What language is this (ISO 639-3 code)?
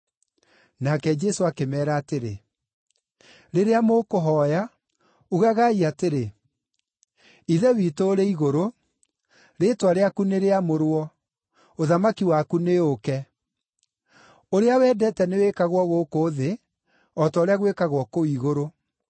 kik